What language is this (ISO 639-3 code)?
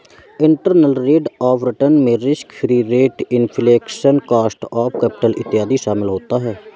hin